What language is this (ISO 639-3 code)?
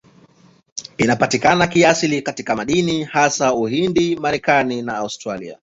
swa